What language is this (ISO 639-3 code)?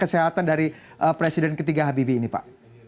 ind